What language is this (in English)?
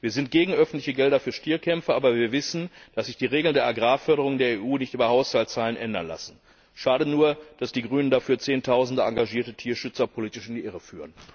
German